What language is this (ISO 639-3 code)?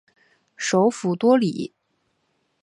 zho